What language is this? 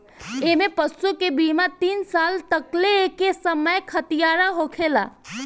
Bhojpuri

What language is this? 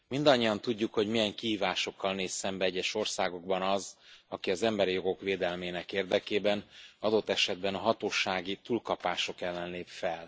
Hungarian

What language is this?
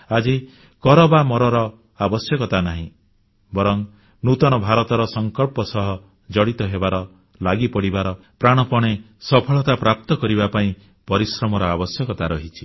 Odia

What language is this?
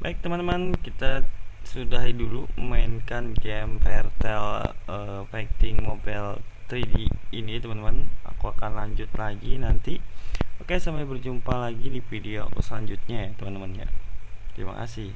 Indonesian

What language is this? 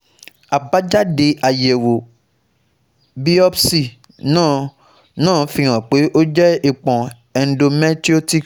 Yoruba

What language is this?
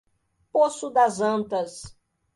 Portuguese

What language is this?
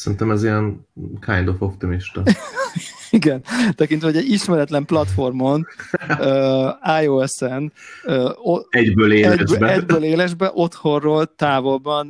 Hungarian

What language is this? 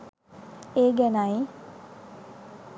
Sinhala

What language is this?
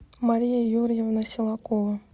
Russian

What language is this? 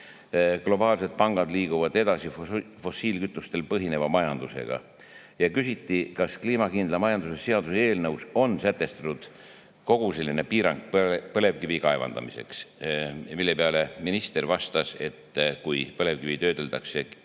Estonian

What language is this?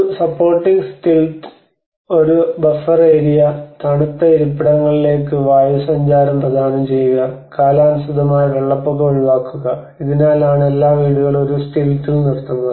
Malayalam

